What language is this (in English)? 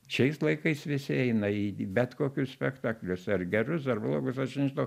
Lithuanian